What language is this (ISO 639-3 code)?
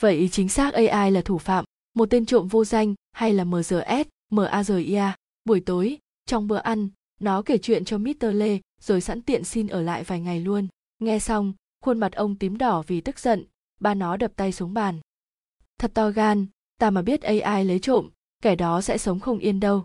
vie